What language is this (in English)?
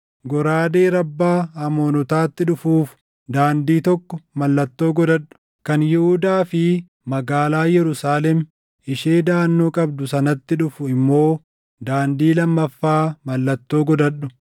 Oromo